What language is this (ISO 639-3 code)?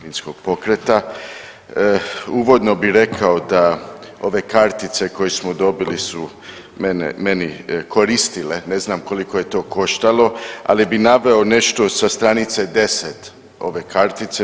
hrv